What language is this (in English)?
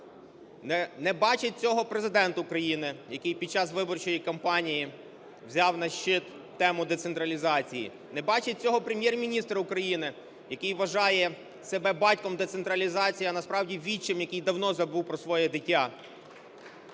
Ukrainian